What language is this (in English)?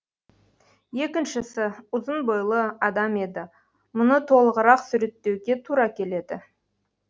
Kazakh